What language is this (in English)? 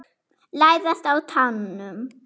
Icelandic